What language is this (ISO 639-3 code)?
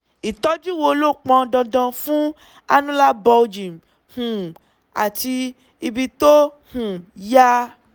yor